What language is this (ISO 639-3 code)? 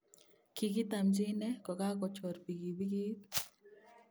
kln